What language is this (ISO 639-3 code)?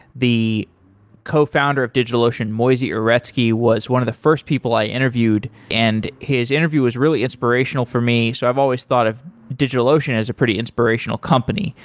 eng